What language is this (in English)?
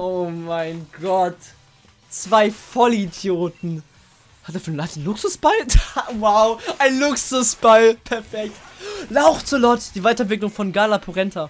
German